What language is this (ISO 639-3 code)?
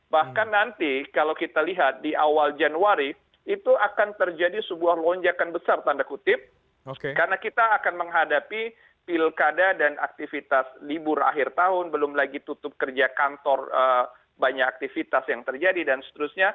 ind